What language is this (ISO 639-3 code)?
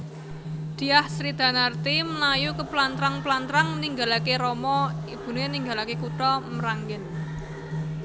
jav